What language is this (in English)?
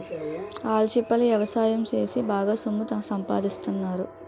Telugu